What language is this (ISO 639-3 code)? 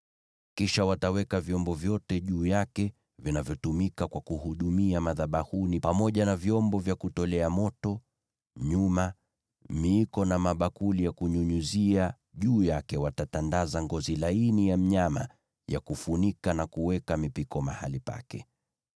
swa